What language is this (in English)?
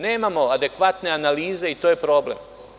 Serbian